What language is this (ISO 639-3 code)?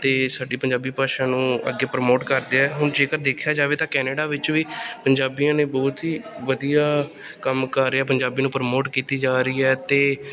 pan